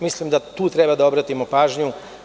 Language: Serbian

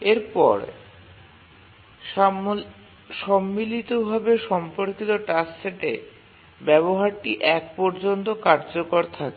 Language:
Bangla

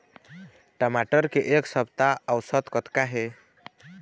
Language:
Chhattisgarhi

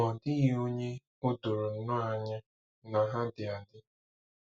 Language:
Igbo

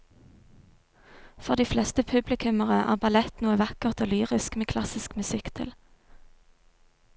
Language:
Norwegian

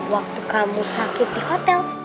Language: Indonesian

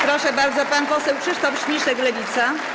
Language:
Polish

